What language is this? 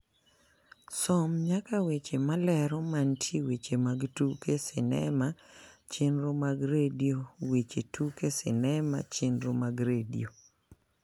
Luo (Kenya and Tanzania)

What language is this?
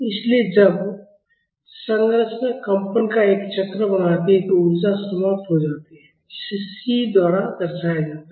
Hindi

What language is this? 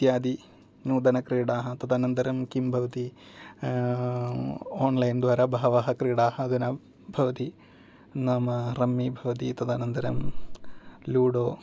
Sanskrit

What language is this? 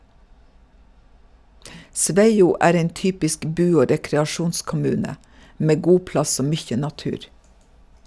Norwegian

